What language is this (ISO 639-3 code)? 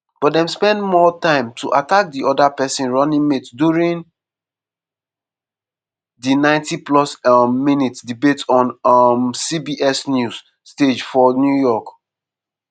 pcm